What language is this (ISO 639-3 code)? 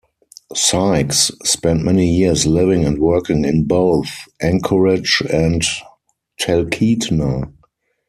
eng